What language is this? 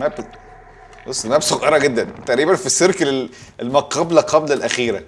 Arabic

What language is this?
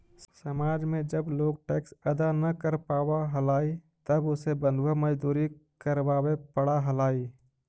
Magahi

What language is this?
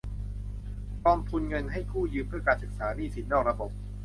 Thai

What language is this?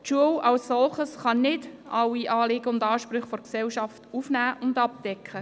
Swiss German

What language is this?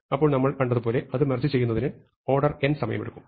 Malayalam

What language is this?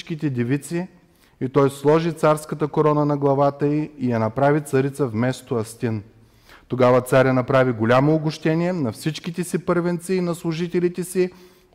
Bulgarian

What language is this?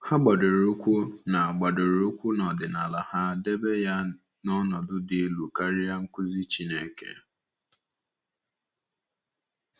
Igbo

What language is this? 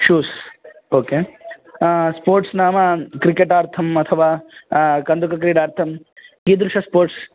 Sanskrit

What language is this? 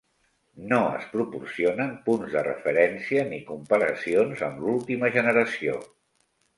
Catalan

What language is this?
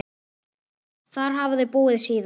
Icelandic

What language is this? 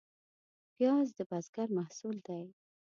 Pashto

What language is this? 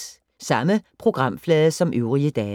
Danish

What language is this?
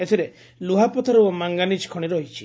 Odia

